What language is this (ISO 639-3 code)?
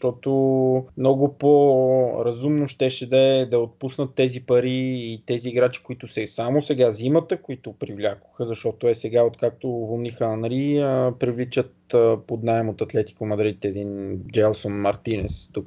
bul